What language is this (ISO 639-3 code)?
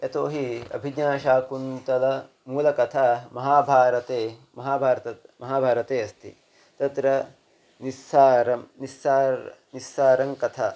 san